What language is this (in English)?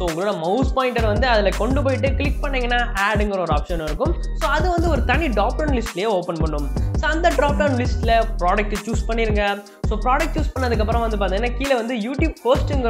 Romanian